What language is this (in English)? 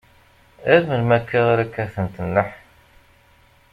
Kabyle